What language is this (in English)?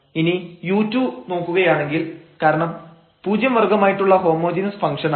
Malayalam